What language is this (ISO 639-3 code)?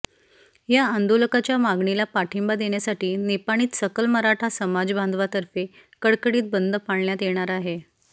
mar